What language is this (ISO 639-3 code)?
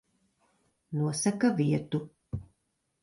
lav